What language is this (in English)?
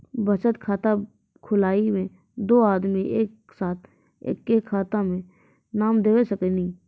Maithili